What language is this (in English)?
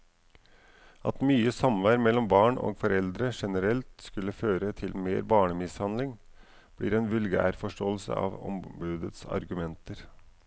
Norwegian